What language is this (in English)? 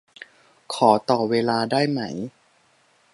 Thai